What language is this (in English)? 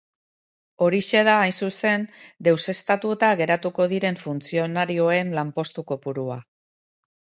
Basque